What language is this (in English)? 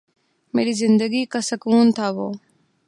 Urdu